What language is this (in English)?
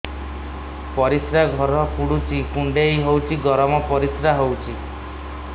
Odia